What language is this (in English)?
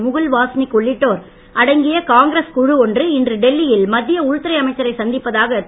Tamil